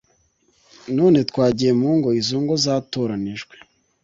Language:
Kinyarwanda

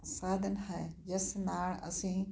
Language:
Punjabi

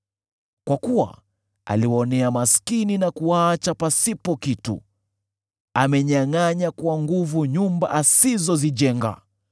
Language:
Swahili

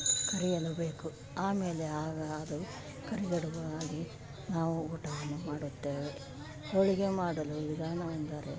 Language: Kannada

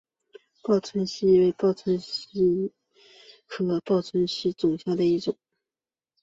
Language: Chinese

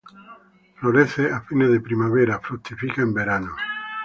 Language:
Spanish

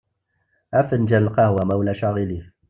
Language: Kabyle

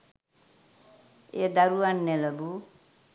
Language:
Sinhala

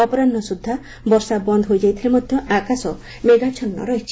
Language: Odia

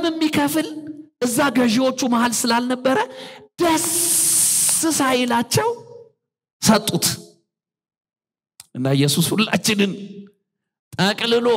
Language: Arabic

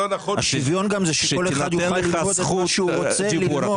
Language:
Hebrew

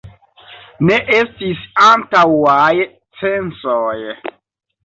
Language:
Esperanto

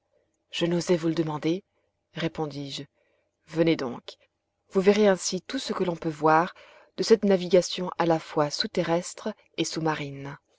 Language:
French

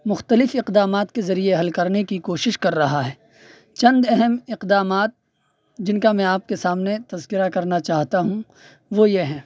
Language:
Urdu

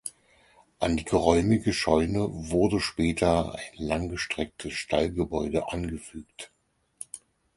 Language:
German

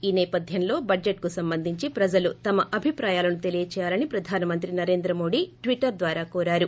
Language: Telugu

